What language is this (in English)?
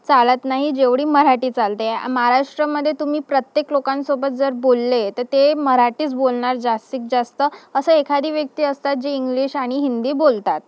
Marathi